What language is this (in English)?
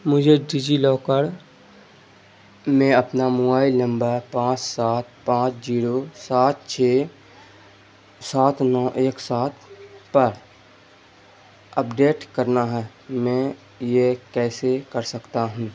Urdu